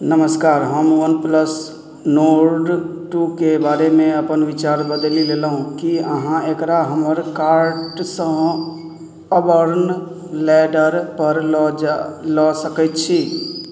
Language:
Maithili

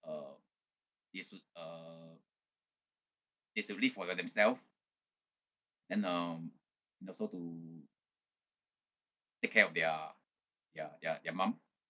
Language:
English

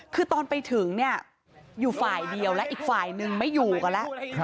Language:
Thai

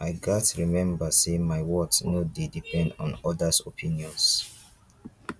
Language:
Nigerian Pidgin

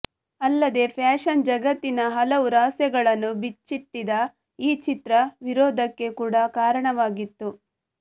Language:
Kannada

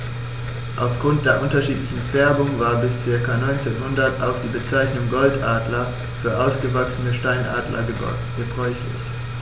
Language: German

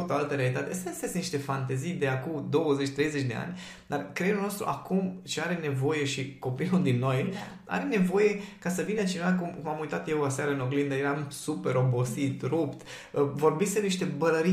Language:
Romanian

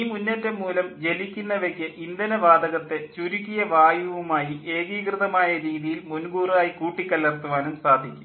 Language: Malayalam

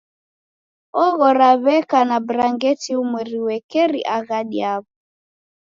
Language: Taita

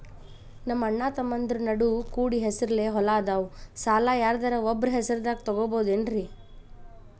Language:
Kannada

